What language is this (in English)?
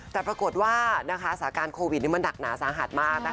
Thai